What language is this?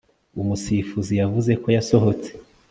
Kinyarwanda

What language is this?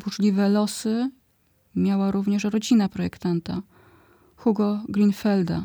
Polish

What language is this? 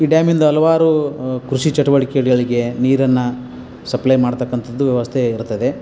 Kannada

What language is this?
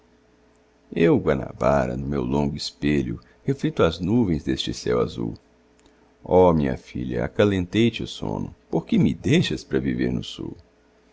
Portuguese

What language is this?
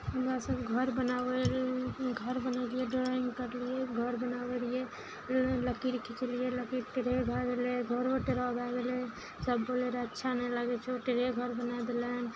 Maithili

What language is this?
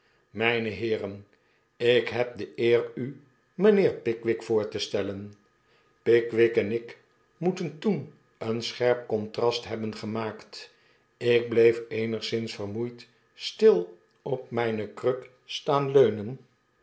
Dutch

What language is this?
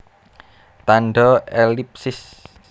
Javanese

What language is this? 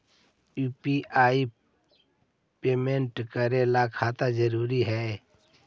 Magahi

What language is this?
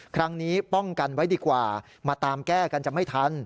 Thai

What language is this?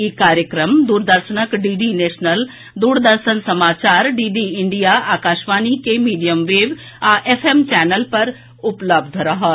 Maithili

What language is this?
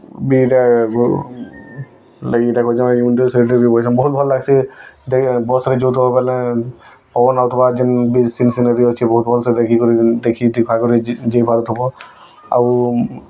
Odia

